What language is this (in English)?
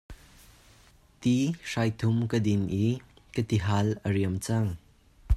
Hakha Chin